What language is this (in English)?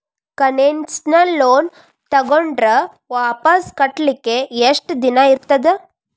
Kannada